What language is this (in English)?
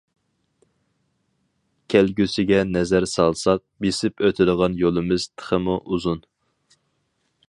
Uyghur